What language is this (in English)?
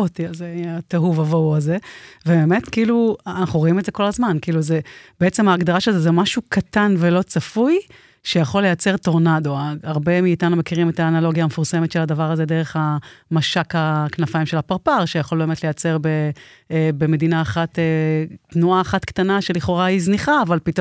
Hebrew